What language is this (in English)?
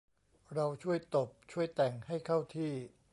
Thai